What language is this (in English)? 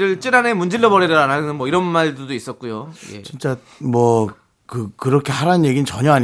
Korean